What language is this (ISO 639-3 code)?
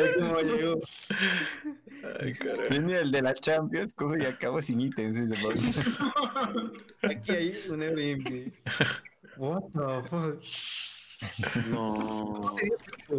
spa